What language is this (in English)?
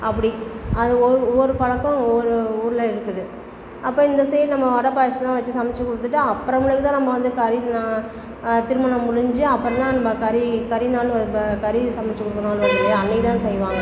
Tamil